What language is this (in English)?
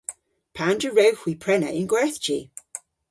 Cornish